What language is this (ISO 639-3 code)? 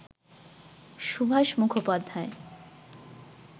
ben